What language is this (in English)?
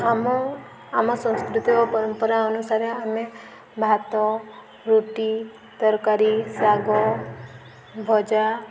Odia